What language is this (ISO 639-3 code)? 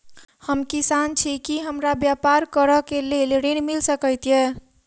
mai